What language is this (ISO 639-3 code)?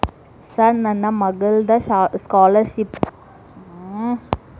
kan